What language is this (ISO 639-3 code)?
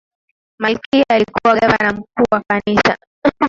swa